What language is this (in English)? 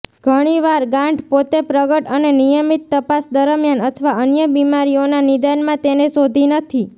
Gujarati